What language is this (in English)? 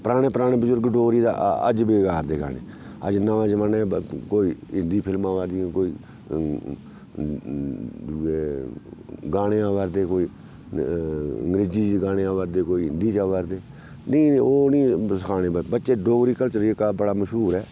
Dogri